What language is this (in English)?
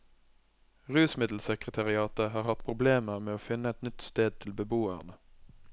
Norwegian